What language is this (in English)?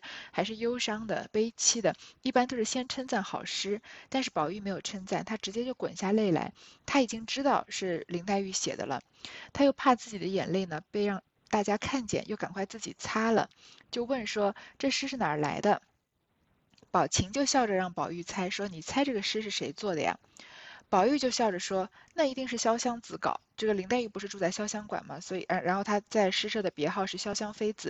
Chinese